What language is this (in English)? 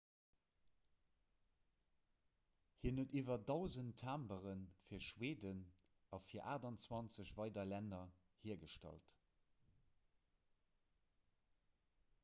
Luxembourgish